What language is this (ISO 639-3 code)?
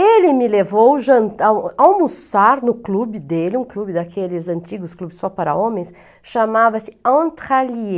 por